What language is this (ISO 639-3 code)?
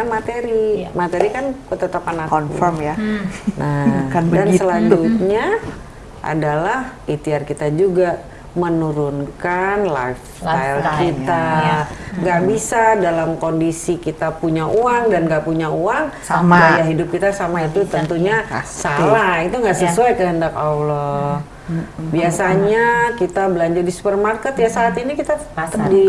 ind